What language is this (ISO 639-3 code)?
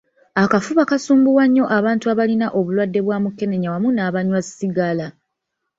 lug